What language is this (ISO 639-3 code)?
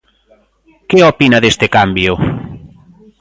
glg